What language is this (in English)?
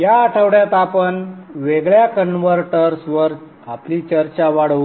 Marathi